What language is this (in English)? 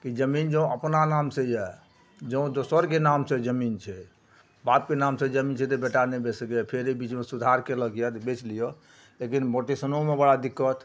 Maithili